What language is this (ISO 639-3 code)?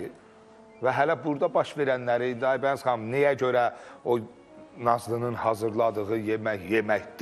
tur